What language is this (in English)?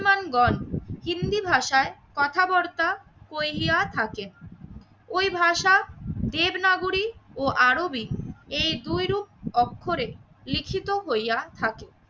Bangla